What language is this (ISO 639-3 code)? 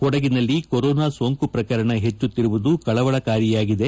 kan